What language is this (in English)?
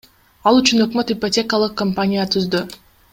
Kyrgyz